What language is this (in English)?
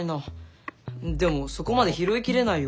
Japanese